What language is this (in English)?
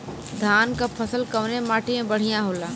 Bhojpuri